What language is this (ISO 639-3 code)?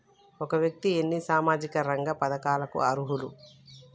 tel